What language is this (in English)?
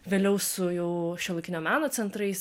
Lithuanian